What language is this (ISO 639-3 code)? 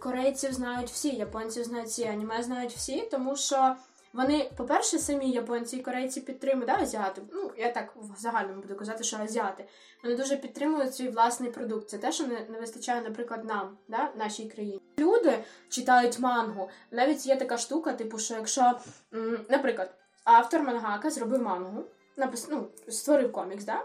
ukr